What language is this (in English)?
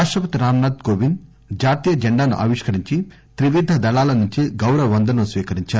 Telugu